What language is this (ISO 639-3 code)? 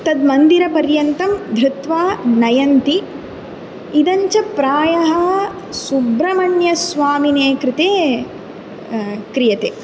san